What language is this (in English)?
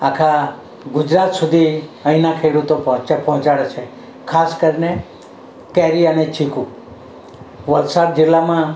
Gujarati